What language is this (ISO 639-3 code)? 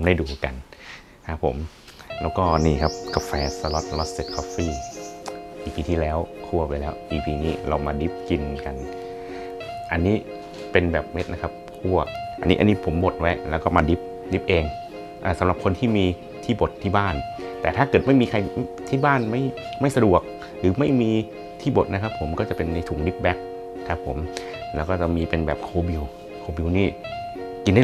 tha